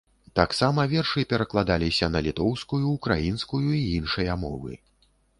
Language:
Belarusian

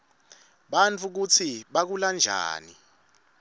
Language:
Swati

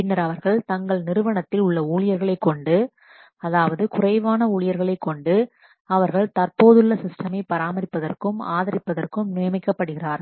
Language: Tamil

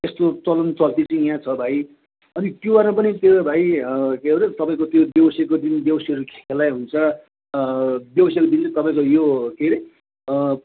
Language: Nepali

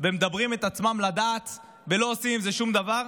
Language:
Hebrew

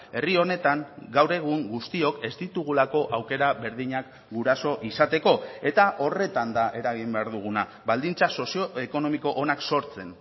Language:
Basque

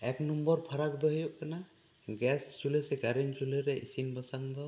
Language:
Santali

